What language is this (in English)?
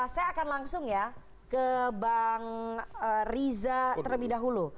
Indonesian